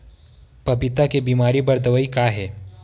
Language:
Chhattisgarhi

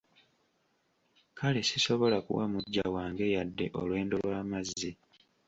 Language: Ganda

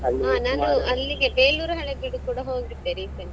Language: Kannada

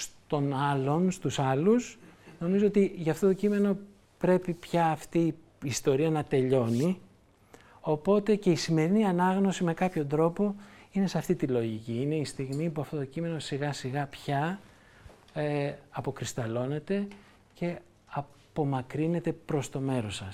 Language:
Greek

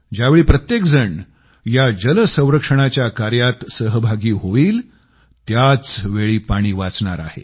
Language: Marathi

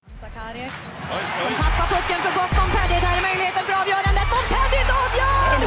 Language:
Swedish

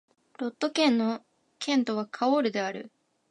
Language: Japanese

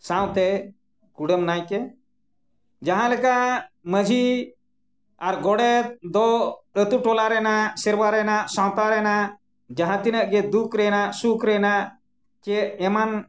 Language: Santali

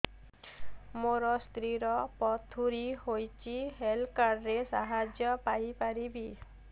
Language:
Odia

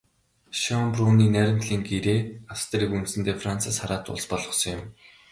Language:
Mongolian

